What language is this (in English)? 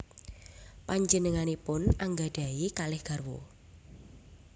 Javanese